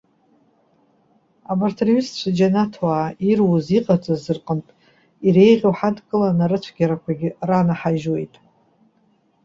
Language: Abkhazian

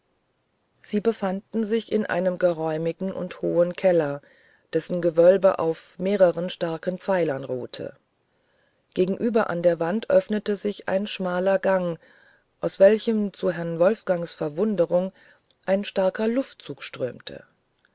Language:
German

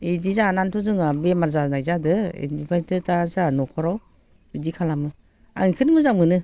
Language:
Bodo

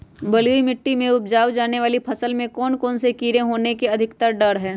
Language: Magahi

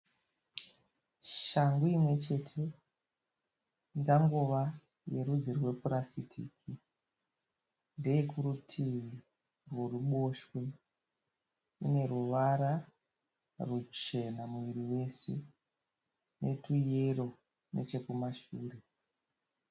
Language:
Shona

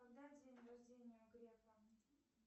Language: Russian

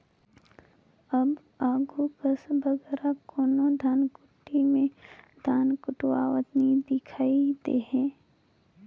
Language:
Chhattisgarhi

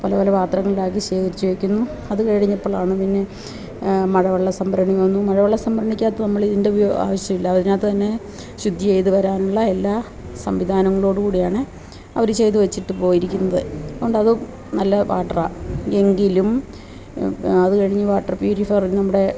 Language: Malayalam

